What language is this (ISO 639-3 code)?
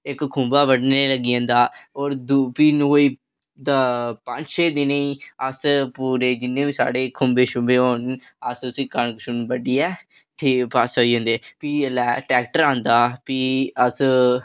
doi